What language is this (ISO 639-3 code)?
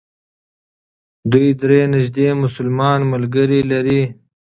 pus